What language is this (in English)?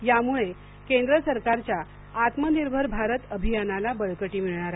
Marathi